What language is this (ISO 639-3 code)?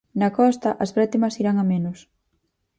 glg